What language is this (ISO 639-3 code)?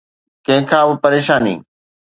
snd